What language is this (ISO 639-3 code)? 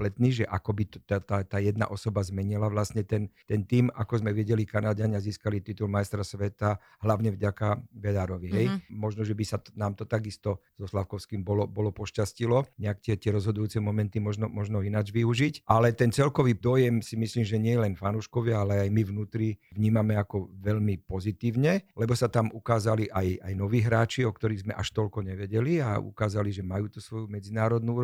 slk